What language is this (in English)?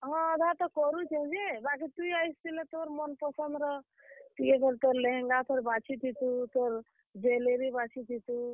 Odia